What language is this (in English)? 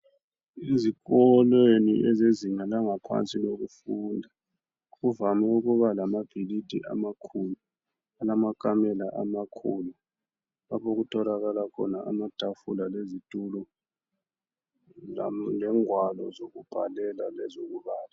North Ndebele